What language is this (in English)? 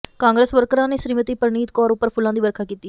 Punjabi